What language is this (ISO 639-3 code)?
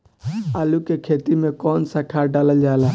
bho